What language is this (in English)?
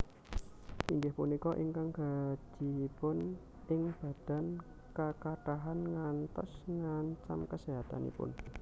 Javanese